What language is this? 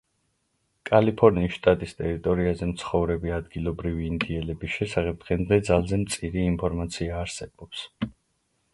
Georgian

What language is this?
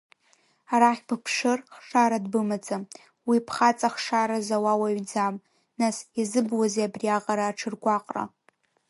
Abkhazian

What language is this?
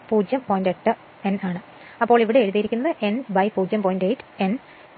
Malayalam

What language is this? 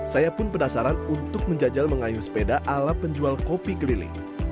Indonesian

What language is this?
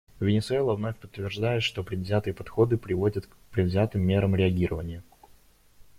Russian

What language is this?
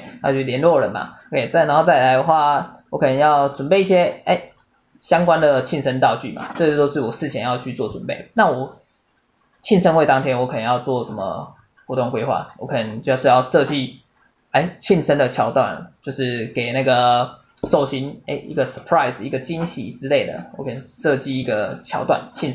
Chinese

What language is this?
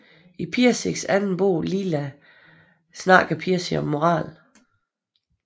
Danish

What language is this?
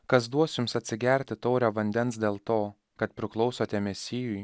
Lithuanian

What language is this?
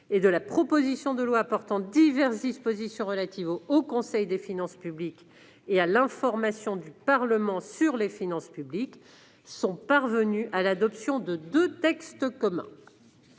French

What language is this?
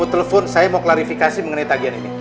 Indonesian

